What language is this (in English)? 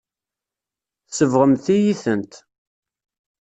Kabyle